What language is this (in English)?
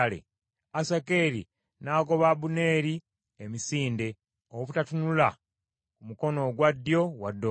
Ganda